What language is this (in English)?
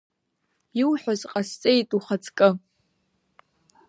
Abkhazian